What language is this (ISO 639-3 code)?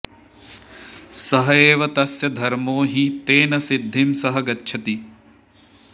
san